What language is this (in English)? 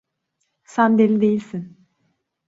Turkish